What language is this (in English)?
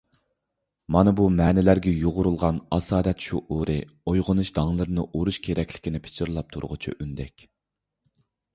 Uyghur